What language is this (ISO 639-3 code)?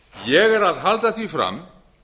isl